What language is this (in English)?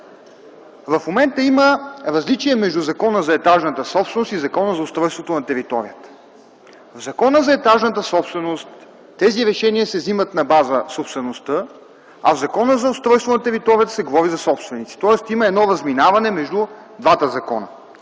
Bulgarian